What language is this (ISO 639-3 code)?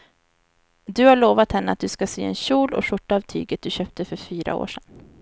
swe